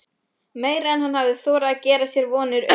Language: Icelandic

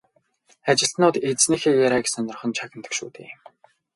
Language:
Mongolian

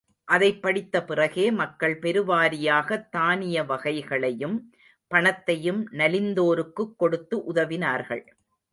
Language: Tamil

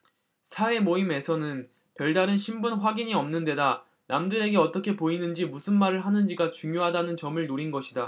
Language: Korean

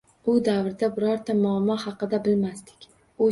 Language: Uzbek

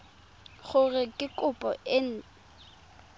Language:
Tswana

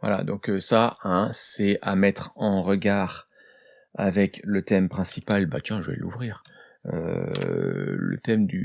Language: French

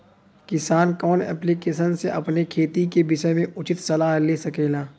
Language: Bhojpuri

